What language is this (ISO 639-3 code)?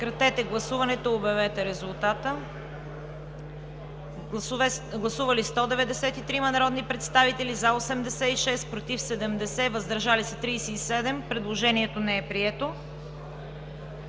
bul